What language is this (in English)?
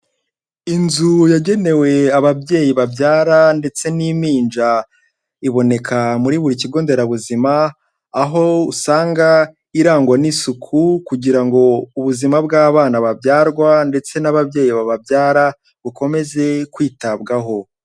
Kinyarwanda